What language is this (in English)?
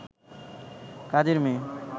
Bangla